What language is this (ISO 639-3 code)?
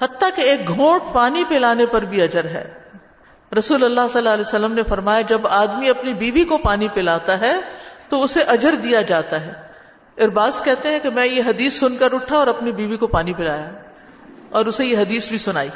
urd